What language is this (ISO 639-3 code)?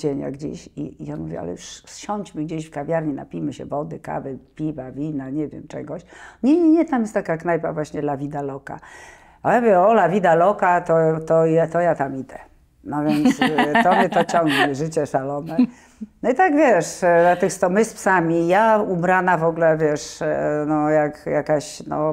pol